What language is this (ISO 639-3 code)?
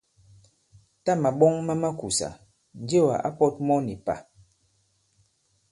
abb